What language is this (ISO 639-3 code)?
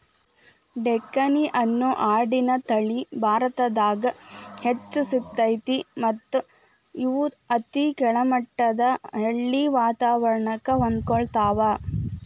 kan